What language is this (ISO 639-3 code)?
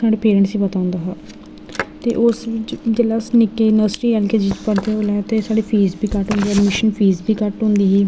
doi